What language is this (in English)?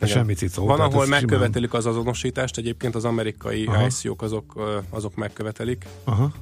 Hungarian